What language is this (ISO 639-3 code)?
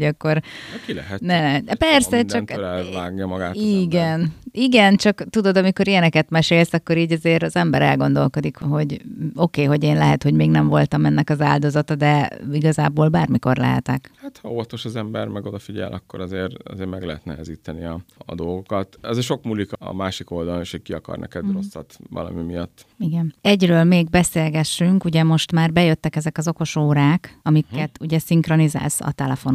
hun